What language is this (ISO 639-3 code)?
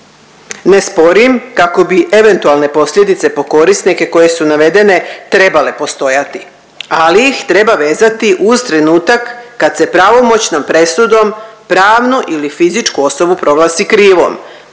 hrv